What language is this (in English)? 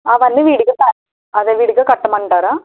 Telugu